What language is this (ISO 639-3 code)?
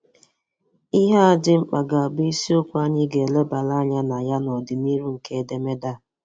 ibo